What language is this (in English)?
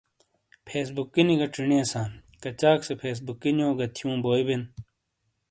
Shina